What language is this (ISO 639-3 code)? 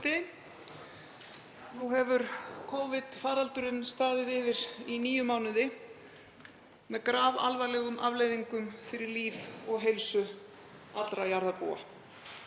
isl